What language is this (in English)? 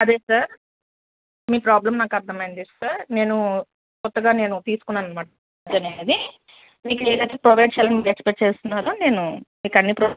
Telugu